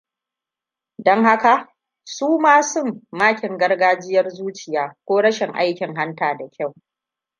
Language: Hausa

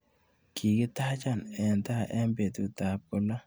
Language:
Kalenjin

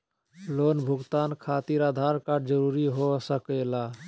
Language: Magahi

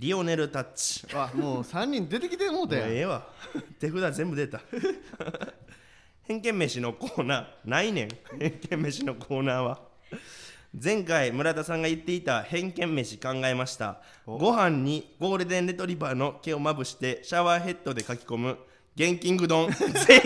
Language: Japanese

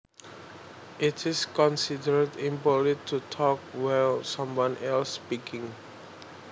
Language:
Javanese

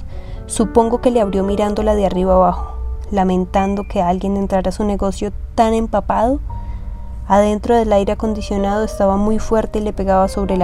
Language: Spanish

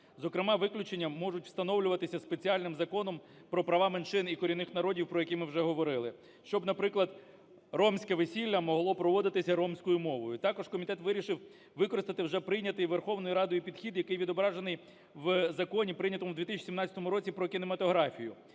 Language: Ukrainian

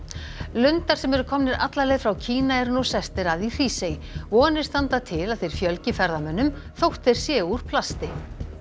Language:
Icelandic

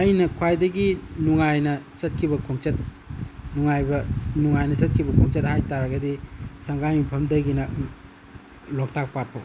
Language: Manipuri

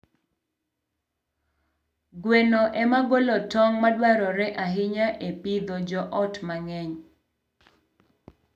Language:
Luo (Kenya and Tanzania)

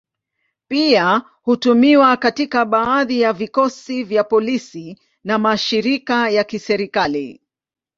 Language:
Swahili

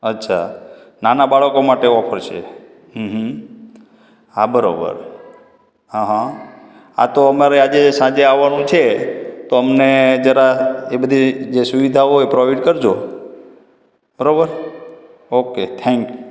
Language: Gujarati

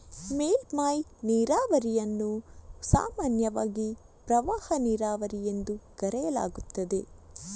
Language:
Kannada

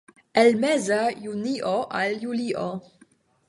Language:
Esperanto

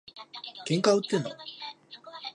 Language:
Japanese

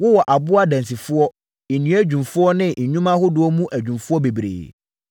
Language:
Akan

